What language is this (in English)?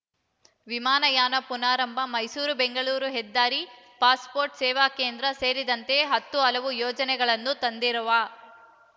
Kannada